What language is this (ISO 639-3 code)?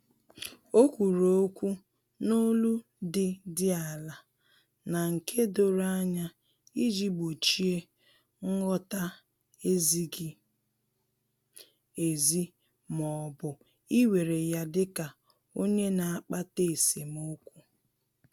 ibo